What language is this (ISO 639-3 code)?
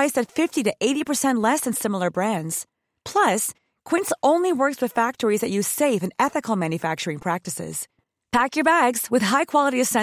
fra